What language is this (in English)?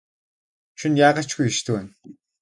Mongolian